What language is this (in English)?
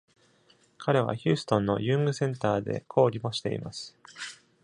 Japanese